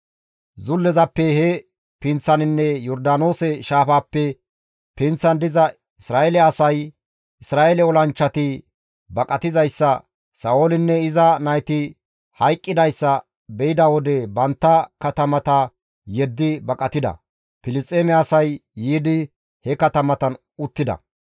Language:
Gamo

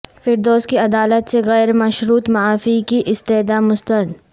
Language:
Urdu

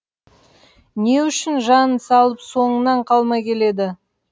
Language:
Kazakh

